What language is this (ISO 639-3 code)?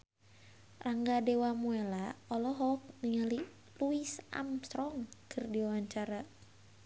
sun